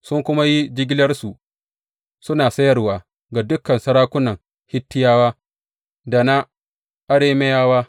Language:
Hausa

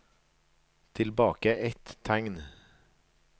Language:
Norwegian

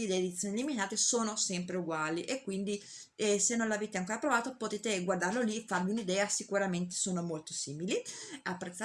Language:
Italian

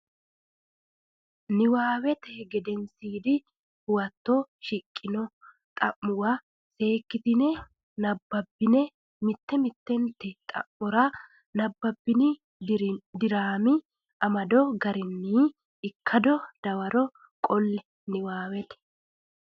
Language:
Sidamo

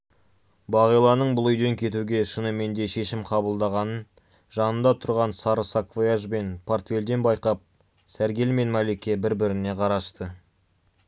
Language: Kazakh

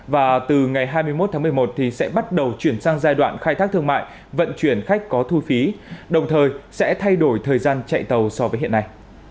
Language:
Vietnamese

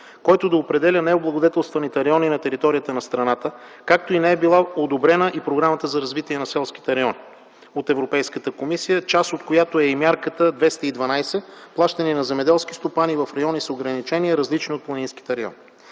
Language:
Bulgarian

